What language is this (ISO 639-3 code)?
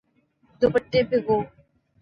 urd